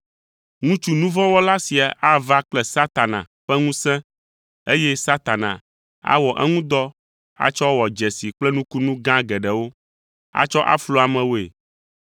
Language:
Ewe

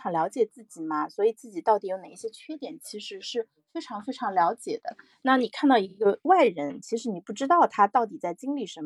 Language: Chinese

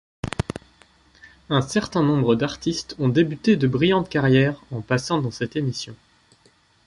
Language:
French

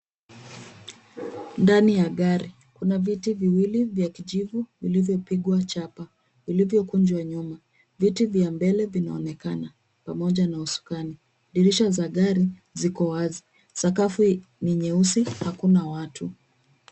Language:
Swahili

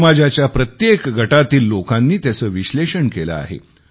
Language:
Marathi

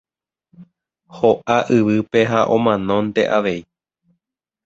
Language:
Guarani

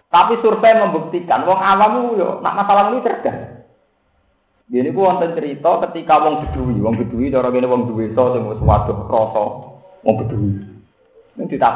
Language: Indonesian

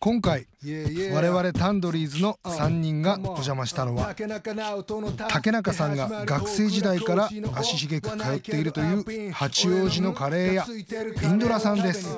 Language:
Japanese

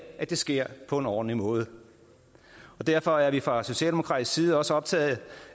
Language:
Danish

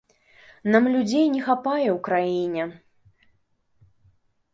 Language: Belarusian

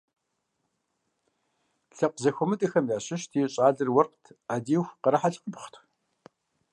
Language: Kabardian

